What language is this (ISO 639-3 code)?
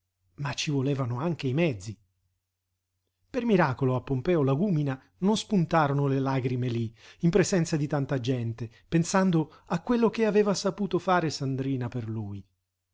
ita